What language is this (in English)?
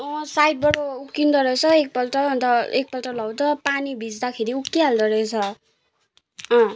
Nepali